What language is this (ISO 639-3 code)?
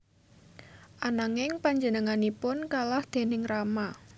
jav